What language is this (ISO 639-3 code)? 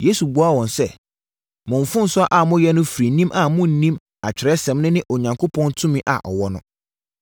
aka